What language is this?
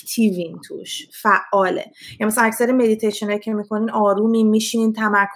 Persian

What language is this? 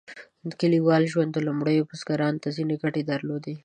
Pashto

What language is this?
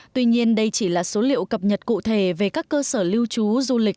Vietnamese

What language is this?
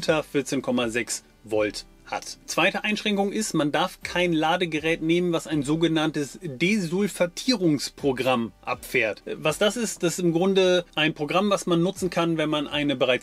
German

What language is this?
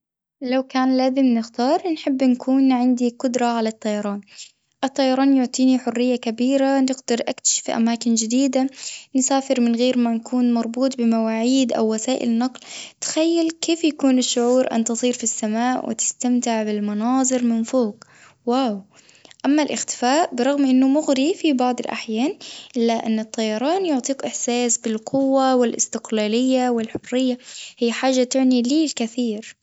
Tunisian Arabic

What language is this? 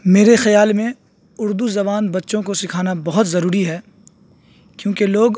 Urdu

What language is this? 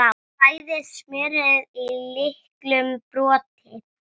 Icelandic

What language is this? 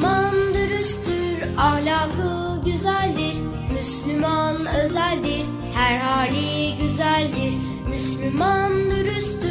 Turkish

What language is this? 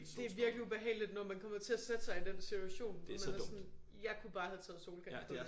Danish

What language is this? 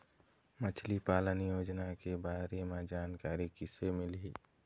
Chhattisgarhi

